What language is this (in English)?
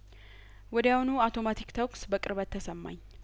Amharic